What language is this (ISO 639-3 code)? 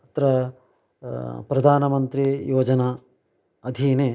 san